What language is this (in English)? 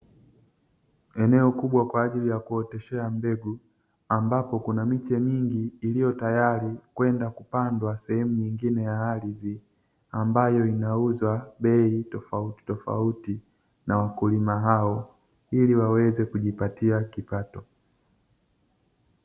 Swahili